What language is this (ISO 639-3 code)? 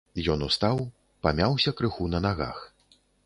bel